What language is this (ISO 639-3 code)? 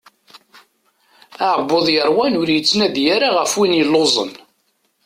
kab